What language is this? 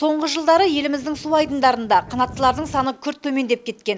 Kazakh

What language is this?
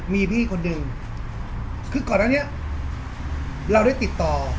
Thai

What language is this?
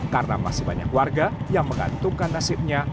Indonesian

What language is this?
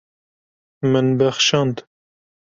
Kurdish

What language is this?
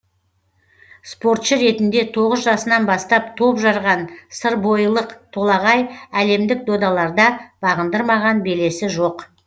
Kazakh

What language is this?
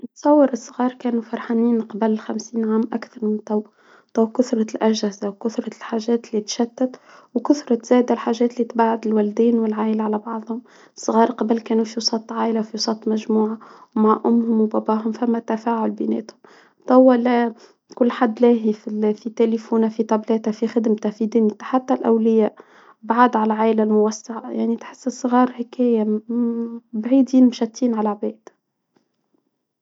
Tunisian Arabic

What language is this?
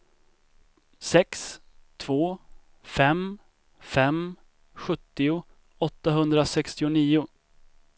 Swedish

